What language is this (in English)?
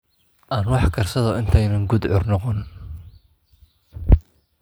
Somali